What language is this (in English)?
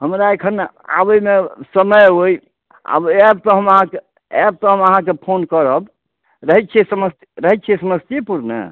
Maithili